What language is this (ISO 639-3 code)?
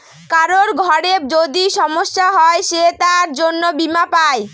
ben